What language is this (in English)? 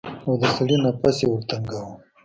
Pashto